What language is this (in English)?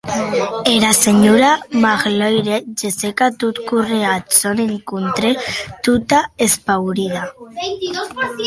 Occitan